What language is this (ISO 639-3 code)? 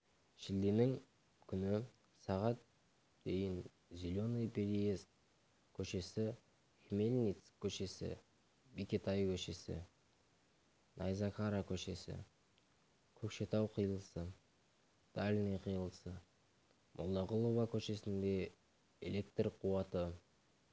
kaz